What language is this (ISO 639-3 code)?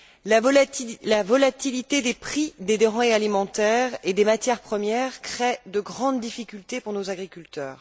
fra